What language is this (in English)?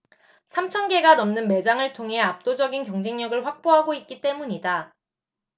Korean